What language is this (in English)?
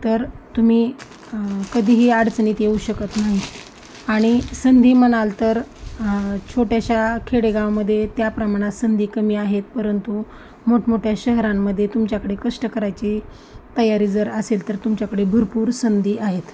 Marathi